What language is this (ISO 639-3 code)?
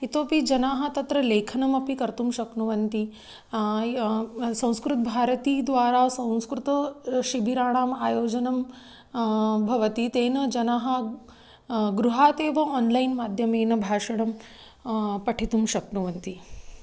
san